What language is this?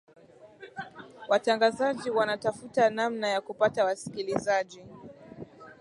Swahili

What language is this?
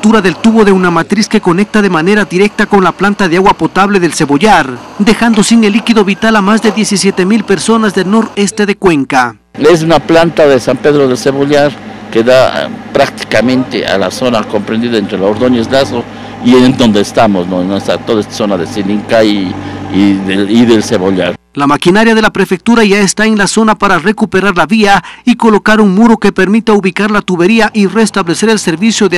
Spanish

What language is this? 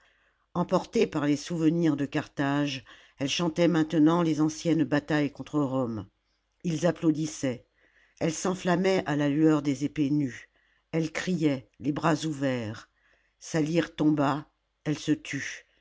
French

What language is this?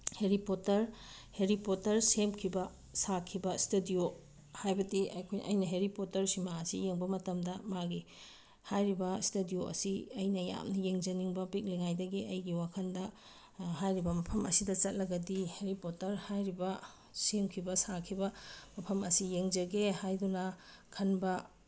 Manipuri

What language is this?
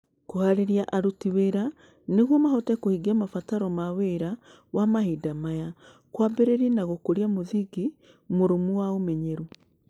Kikuyu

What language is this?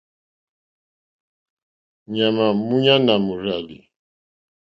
Mokpwe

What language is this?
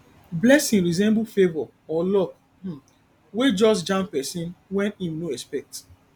Nigerian Pidgin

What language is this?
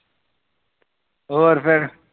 Punjabi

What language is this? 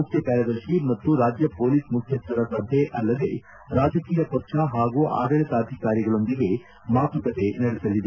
Kannada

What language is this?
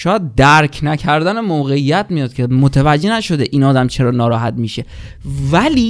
Persian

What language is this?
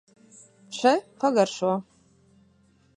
Latvian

